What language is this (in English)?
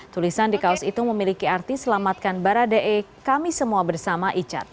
Indonesian